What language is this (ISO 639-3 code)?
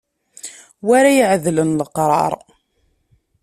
kab